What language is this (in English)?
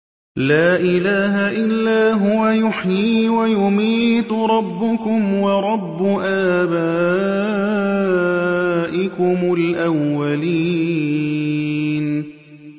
Arabic